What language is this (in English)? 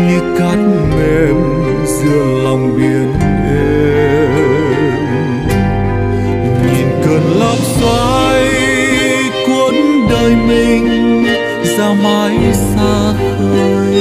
Vietnamese